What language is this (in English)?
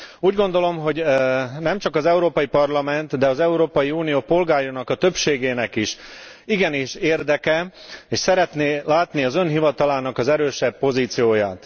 Hungarian